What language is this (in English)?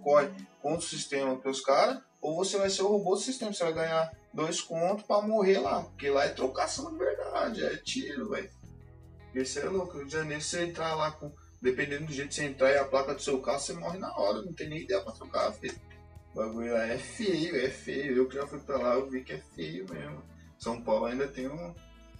Portuguese